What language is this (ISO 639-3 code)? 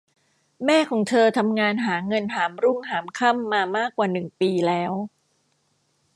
tha